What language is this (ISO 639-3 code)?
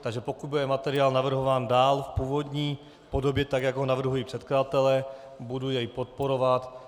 ces